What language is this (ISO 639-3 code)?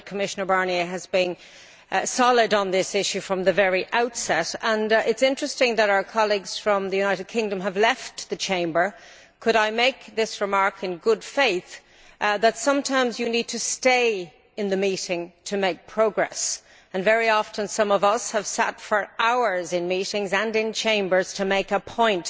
eng